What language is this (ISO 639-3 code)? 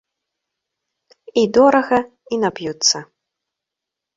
bel